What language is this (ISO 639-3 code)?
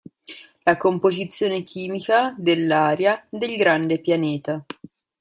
ita